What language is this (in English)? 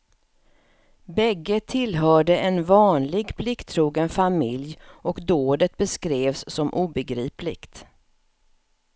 Swedish